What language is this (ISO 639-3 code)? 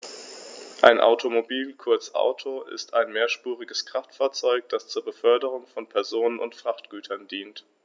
deu